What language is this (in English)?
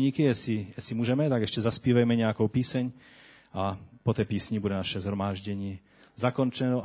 Czech